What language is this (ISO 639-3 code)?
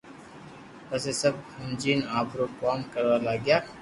lrk